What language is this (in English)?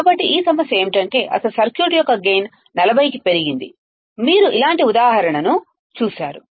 Telugu